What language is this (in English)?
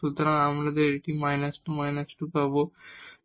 Bangla